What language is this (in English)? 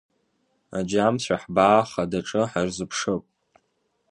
Abkhazian